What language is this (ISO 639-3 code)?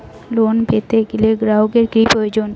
ben